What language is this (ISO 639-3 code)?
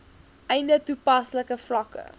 afr